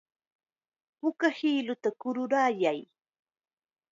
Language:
Chiquián Ancash Quechua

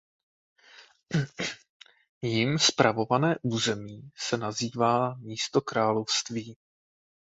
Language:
Czech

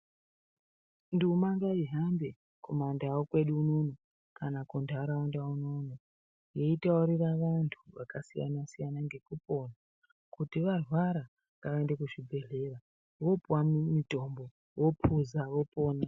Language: Ndau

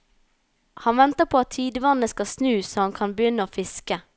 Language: Norwegian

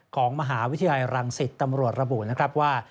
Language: Thai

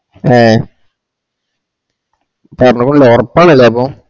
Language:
Malayalam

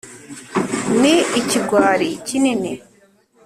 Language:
Kinyarwanda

